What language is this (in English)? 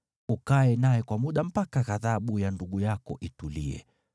Swahili